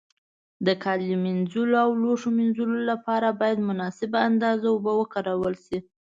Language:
Pashto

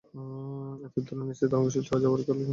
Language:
Bangla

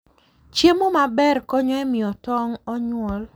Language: Luo (Kenya and Tanzania)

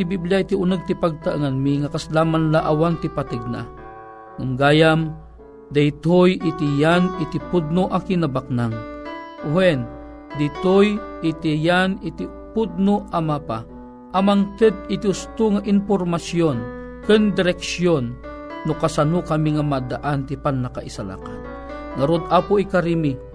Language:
Filipino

